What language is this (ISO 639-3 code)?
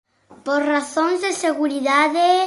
glg